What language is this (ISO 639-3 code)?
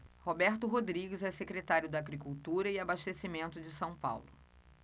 por